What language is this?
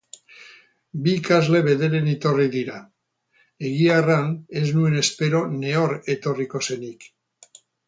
Basque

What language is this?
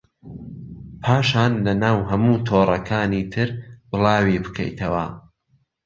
Central Kurdish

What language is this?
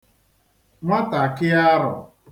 Igbo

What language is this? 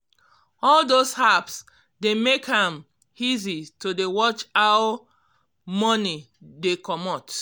Nigerian Pidgin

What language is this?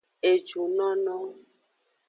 Aja (Benin)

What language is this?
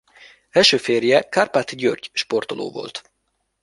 Hungarian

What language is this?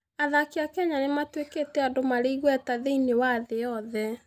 Kikuyu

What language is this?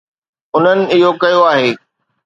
Sindhi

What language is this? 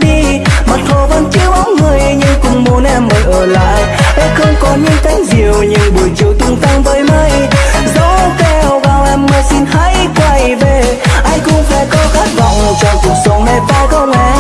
Vietnamese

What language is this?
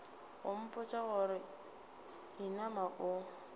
Northern Sotho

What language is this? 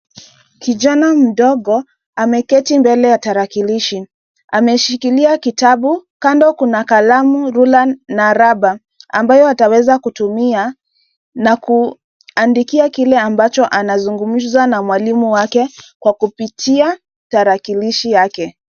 Swahili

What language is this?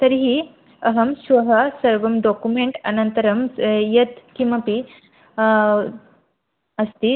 Sanskrit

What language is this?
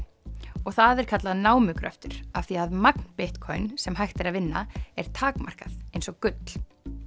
Icelandic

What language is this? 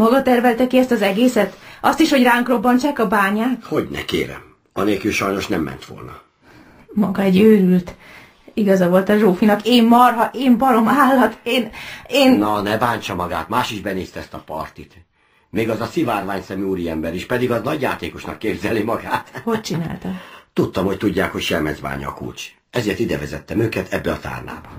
Hungarian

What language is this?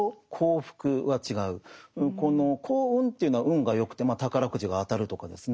Japanese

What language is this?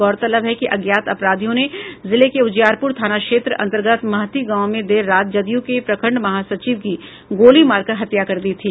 Hindi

